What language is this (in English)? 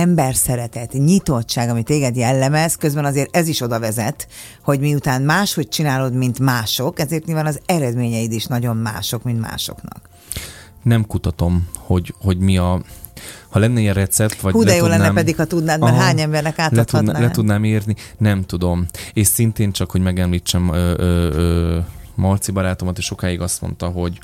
Hungarian